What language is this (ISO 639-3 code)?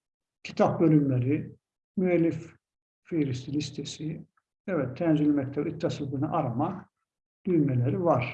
tur